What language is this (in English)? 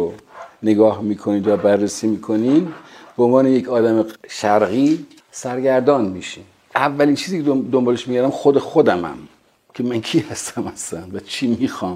Persian